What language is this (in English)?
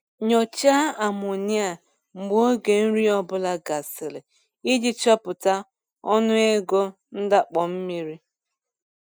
Igbo